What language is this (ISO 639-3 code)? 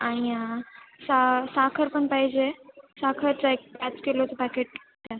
mar